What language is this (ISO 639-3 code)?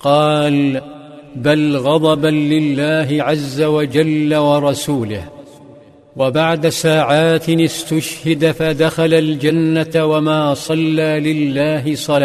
ara